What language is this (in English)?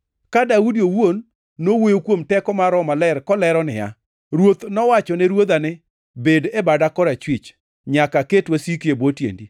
Luo (Kenya and Tanzania)